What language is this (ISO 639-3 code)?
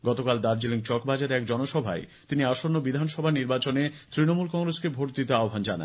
ben